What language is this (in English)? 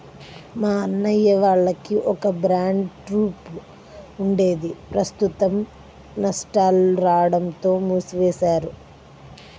Telugu